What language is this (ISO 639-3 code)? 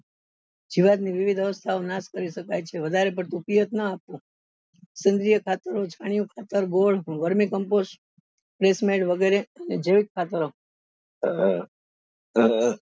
guj